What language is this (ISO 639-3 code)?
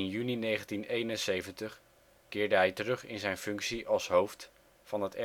nld